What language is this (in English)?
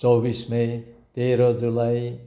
Nepali